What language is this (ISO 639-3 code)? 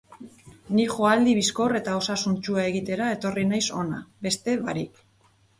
eus